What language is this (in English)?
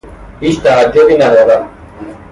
Persian